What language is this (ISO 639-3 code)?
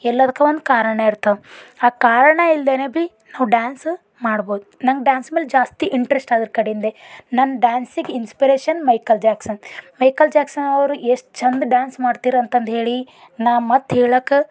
kan